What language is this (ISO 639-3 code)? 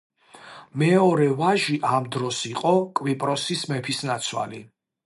kat